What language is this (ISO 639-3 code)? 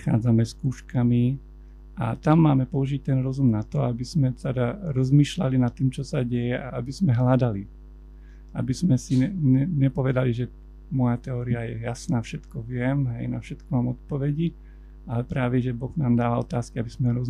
slk